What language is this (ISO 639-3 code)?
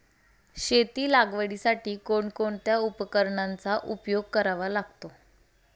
mar